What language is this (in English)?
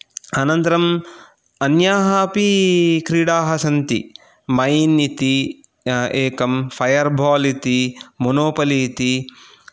Sanskrit